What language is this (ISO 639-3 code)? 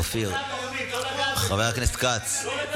heb